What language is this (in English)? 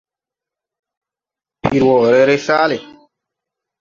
Tupuri